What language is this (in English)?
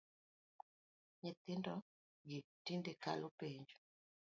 Luo (Kenya and Tanzania)